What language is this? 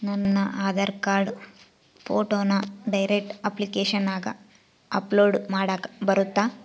Kannada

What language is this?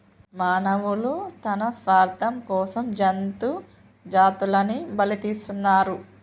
Telugu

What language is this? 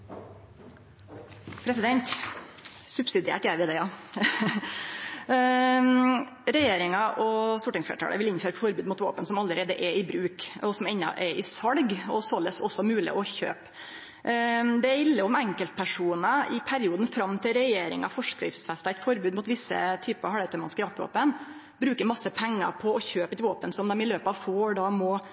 Norwegian Nynorsk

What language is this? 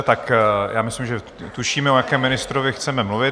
Czech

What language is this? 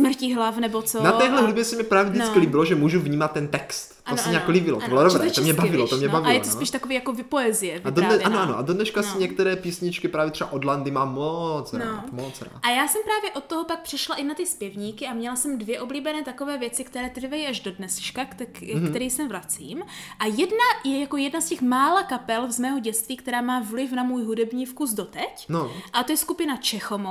Czech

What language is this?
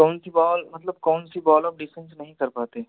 Hindi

